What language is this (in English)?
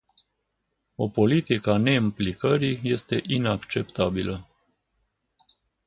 Romanian